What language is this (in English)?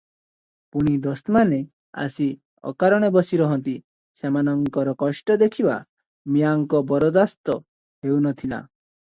Odia